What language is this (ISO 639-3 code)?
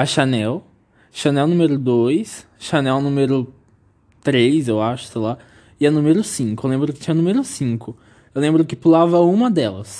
por